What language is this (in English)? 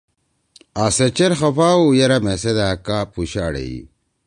Torwali